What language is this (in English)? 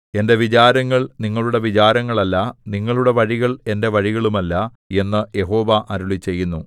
Malayalam